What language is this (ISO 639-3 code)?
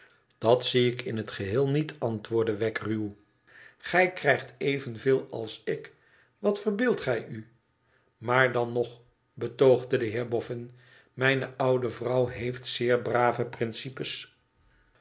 nld